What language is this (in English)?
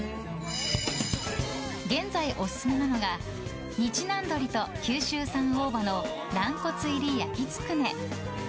Japanese